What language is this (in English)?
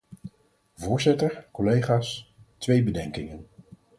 Dutch